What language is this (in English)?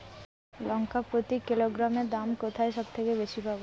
Bangla